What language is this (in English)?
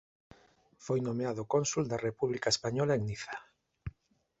Galician